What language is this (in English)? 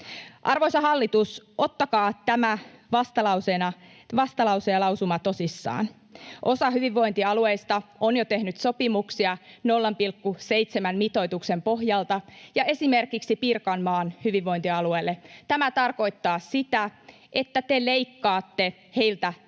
Finnish